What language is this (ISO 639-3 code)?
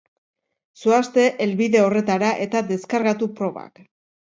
eus